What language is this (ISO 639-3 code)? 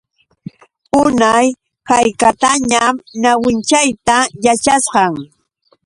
qux